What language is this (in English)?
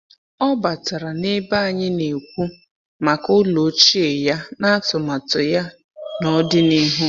Igbo